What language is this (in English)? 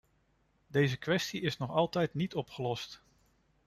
Dutch